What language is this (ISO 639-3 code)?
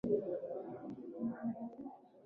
swa